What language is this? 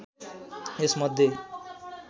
Nepali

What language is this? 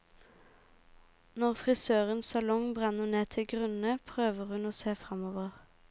Norwegian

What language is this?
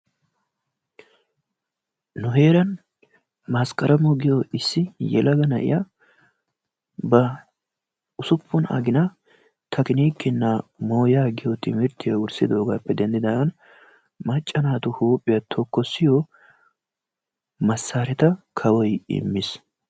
Wolaytta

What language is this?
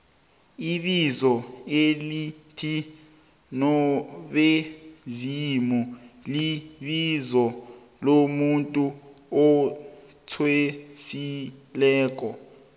South Ndebele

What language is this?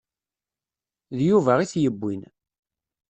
Kabyle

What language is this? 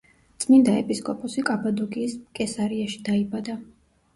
Georgian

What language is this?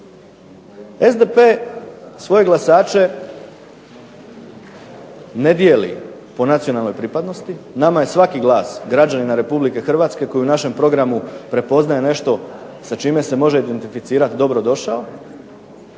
Croatian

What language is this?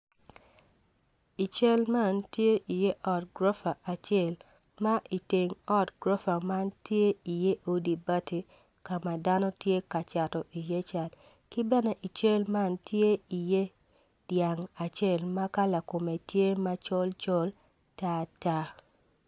Acoli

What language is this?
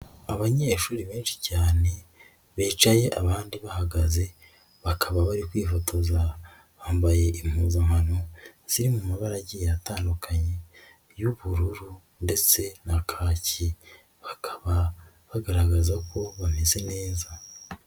Kinyarwanda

